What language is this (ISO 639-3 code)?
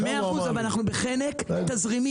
heb